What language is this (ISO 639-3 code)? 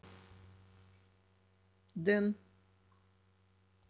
rus